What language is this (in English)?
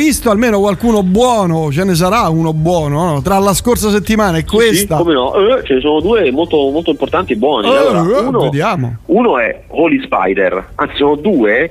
Italian